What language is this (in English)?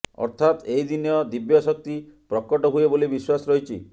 Odia